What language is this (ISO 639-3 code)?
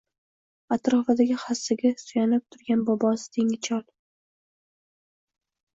uzb